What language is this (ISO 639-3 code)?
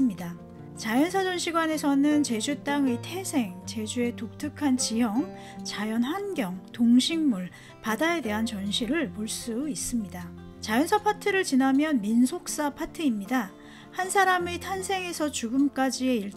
kor